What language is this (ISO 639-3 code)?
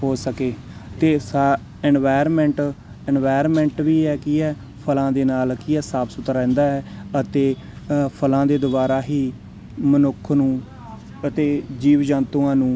pan